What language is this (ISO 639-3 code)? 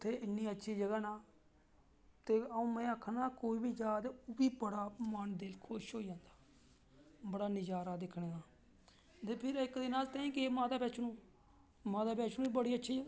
doi